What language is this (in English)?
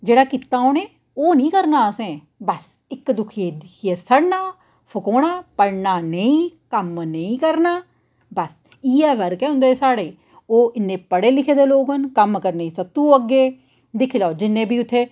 Dogri